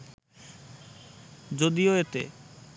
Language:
Bangla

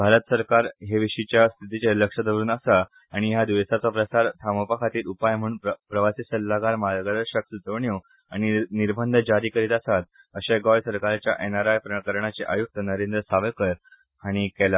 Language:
Konkani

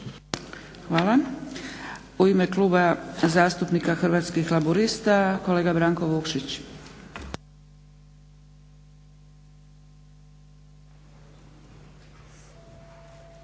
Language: Croatian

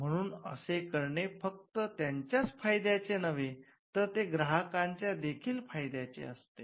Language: Marathi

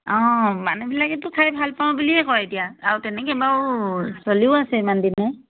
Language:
Assamese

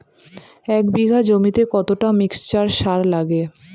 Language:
Bangla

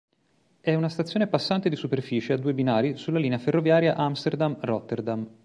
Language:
Italian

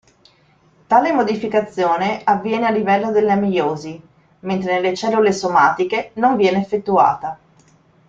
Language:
Italian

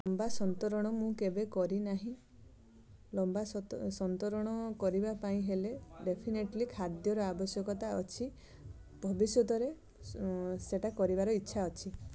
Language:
Odia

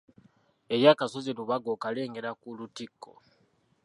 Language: Ganda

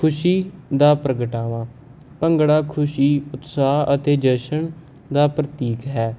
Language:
Punjabi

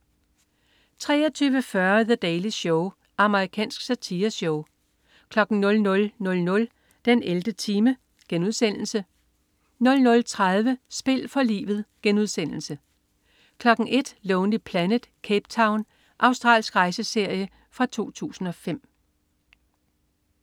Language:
Danish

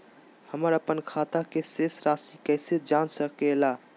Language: Magahi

